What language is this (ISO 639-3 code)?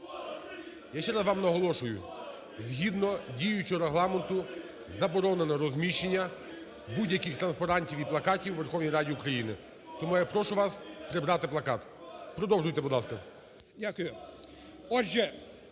ukr